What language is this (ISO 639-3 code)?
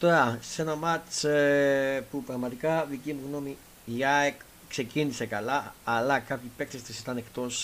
ell